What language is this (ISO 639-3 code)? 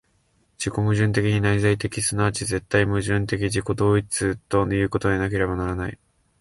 jpn